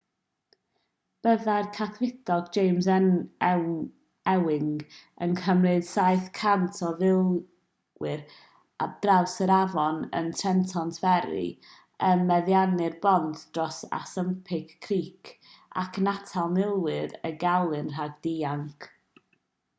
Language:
Welsh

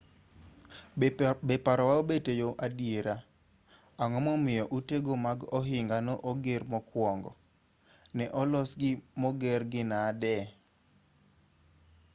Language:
Luo (Kenya and Tanzania)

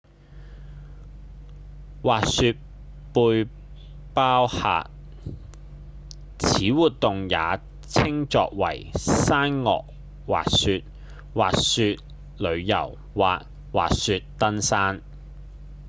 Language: Cantonese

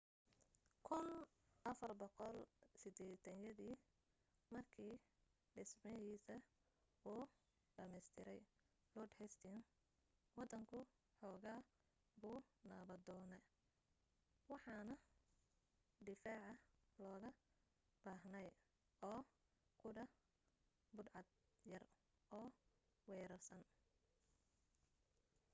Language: Somali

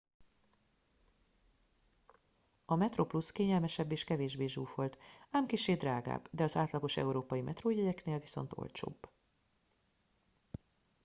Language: Hungarian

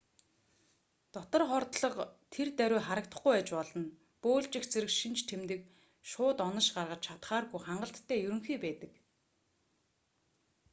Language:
Mongolian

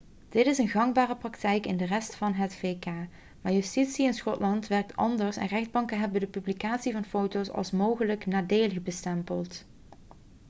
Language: Dutch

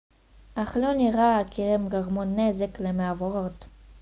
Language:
Hebrew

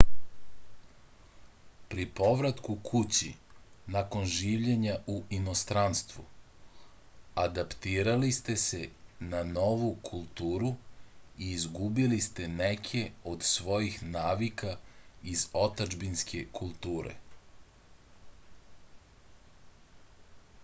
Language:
Serbian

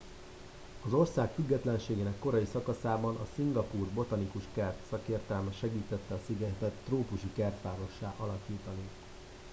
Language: Hungarian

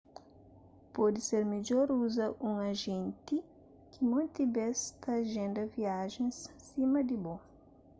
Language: Kabuverdianu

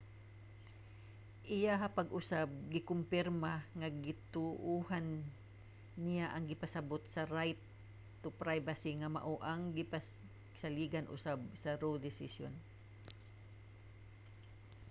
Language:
Cebuano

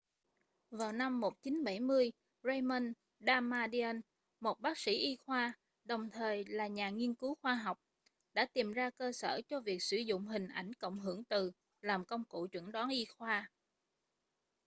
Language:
Vietnamese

